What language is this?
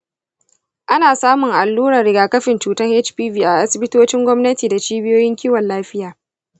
Hausa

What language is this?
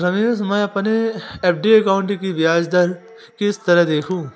Hindi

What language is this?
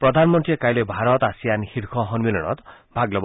Assamese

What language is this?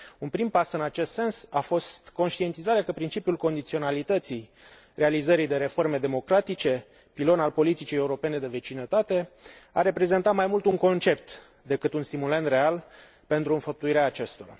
Romanian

